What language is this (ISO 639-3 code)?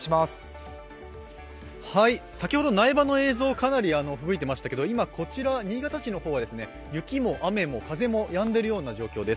jpn